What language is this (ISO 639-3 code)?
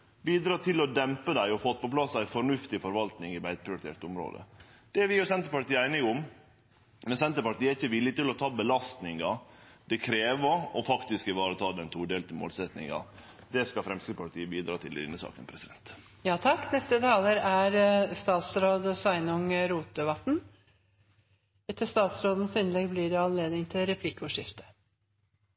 nno